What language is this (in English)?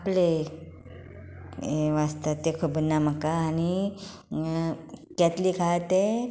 Konkani